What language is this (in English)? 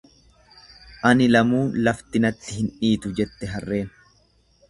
Oromo